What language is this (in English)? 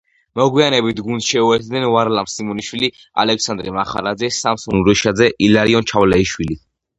Georgian